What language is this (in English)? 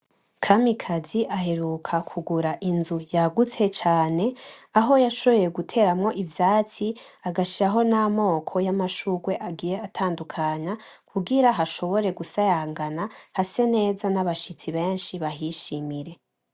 Rundi